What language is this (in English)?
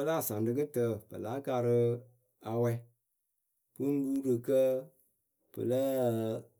Akebu